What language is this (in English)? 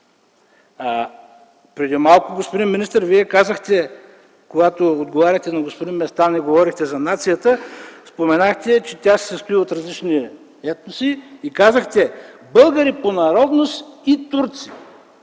Bulgarian